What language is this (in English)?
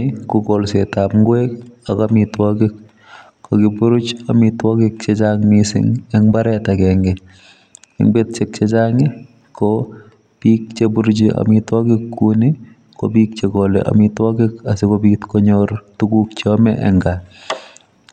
Kalenjin